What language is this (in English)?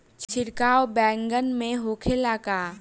Bhojpuri